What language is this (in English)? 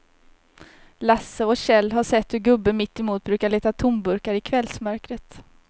Swedish